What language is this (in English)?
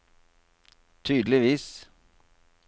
Norwegian